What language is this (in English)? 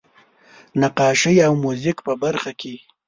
Pashto